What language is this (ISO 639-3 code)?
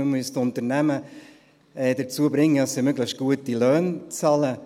gsw